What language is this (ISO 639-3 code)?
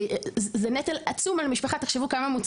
heb